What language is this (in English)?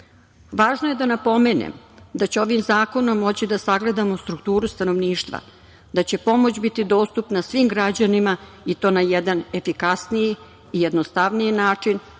Serbian